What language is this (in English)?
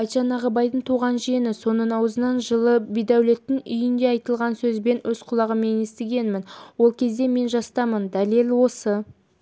Kazakh